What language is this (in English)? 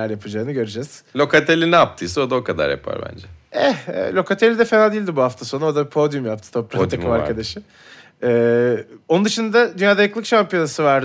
Turkish